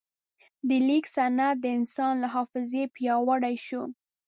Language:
Pashto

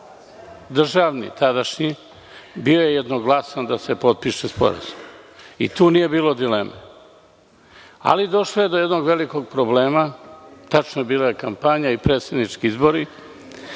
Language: Serbian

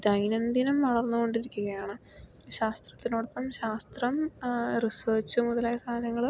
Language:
Malayalam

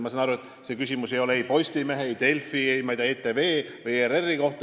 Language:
Estonian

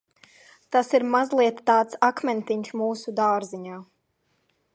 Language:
Latvian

